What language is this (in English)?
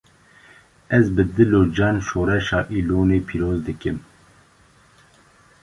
Kurdish